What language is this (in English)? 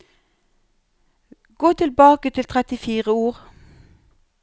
Norwegian